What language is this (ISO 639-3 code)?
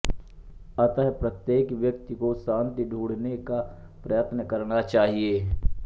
hin